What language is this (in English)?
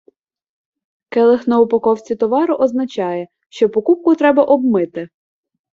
Ukrainian